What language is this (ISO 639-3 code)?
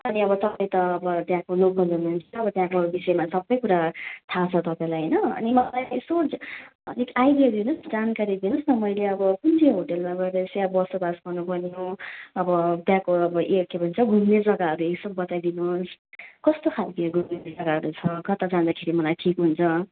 nep